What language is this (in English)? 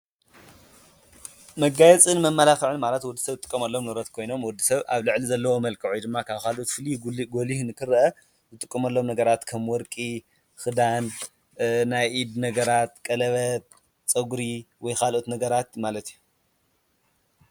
Tigrinya